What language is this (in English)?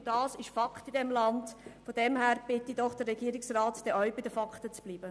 Swiss German